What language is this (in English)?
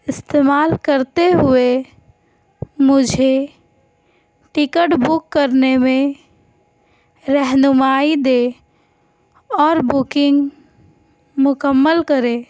Urdu